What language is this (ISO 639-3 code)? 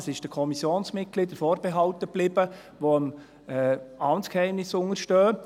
gsw